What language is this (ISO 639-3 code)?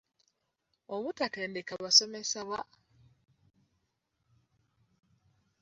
lug